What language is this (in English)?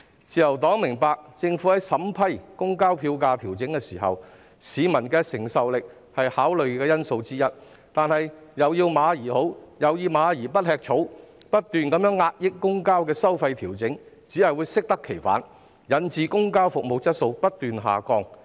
Cantonese